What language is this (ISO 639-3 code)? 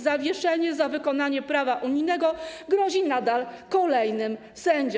pol